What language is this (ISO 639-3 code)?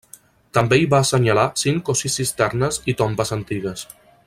cat